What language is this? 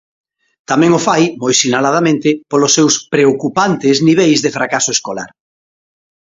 Galician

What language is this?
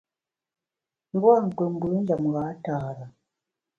Bamun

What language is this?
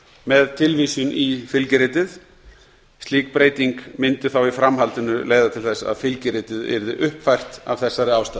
Icelandic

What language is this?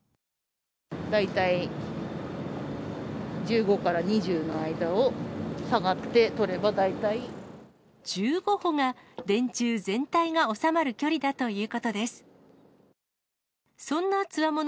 Japanese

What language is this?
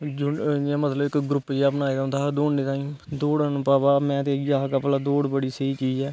Dogri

